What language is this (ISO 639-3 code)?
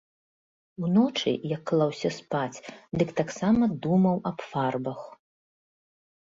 bel